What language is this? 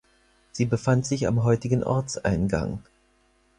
German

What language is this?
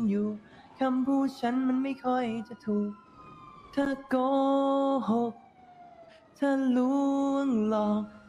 Thai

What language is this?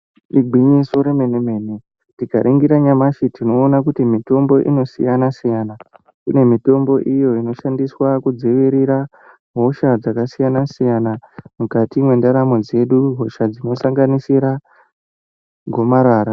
Ndau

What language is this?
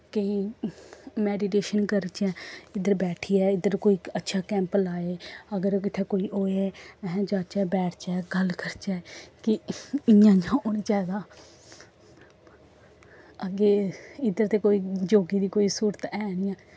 Dogri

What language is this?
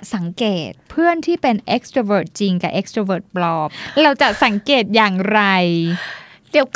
Thai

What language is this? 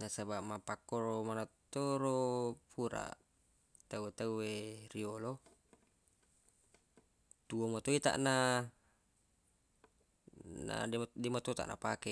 Buginese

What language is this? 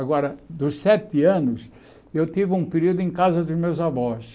Portuguese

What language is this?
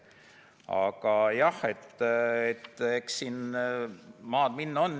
Estonian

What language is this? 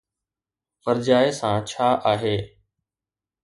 Sindhi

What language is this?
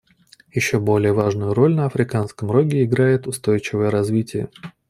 Russian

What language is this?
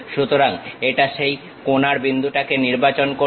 Bangla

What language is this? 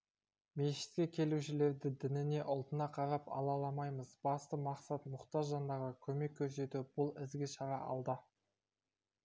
Kazakh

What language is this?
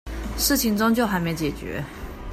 Chinese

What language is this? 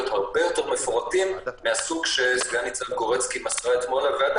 Hebrew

